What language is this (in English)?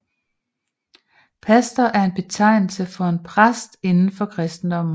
Danish